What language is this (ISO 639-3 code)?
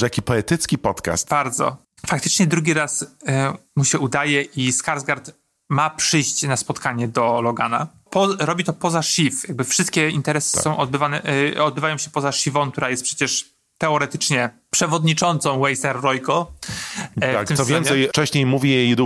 pol